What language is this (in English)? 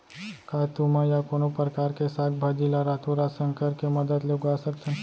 Chhattisgarhi